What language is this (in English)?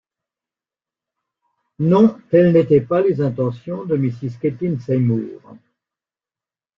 French